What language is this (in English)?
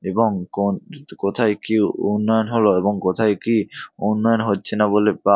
Bangla